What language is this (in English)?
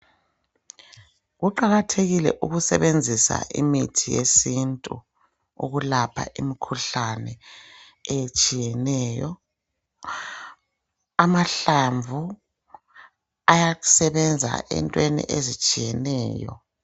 North Ndebele